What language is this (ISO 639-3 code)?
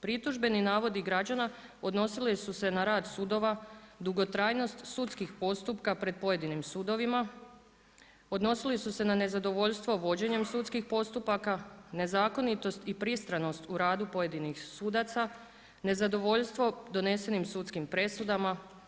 hrv